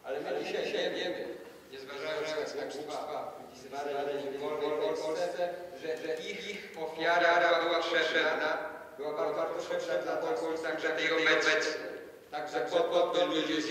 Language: Polish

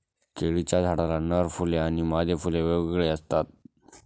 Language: Marathi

